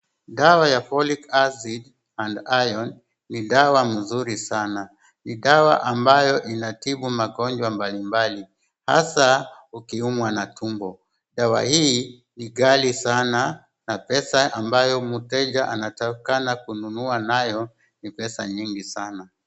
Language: Swahili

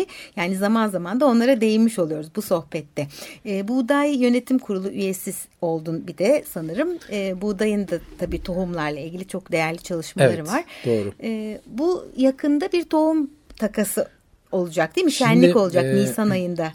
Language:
Turkish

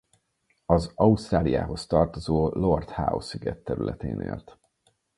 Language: Hungarian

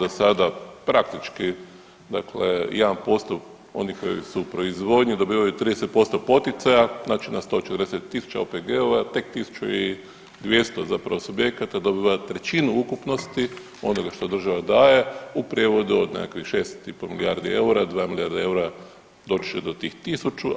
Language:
Croatian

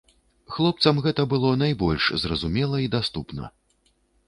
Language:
Belarusian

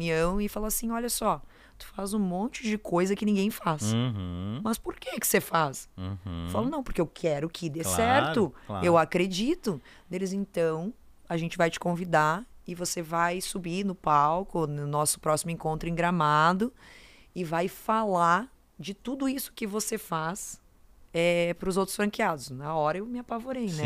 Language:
Portuguese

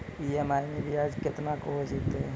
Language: Maithili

